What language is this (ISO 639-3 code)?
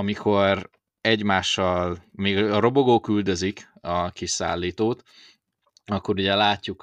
hun